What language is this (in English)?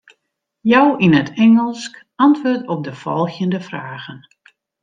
Western Frisian